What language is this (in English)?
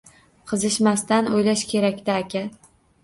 Uzbek